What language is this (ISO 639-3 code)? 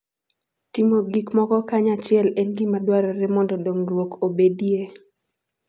luo